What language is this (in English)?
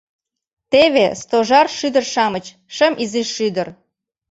Mari